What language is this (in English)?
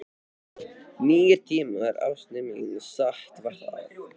Icelandic